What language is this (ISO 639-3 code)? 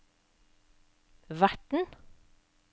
nor